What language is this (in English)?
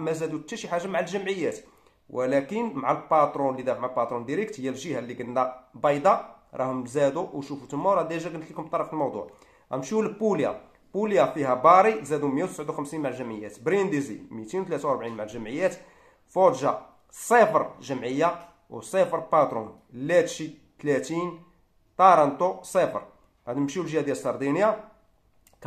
Arabic